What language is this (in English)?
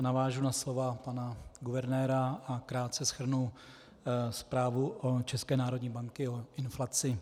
Czech